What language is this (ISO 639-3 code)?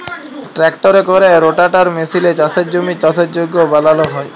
ben